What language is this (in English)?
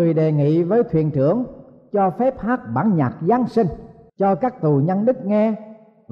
Vietnamese